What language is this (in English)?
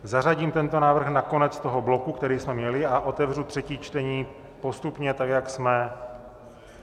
Czech